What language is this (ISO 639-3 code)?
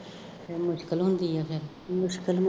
pan